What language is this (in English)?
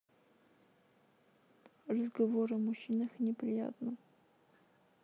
Russian